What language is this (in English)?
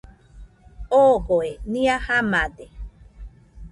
Nüpode Huitoto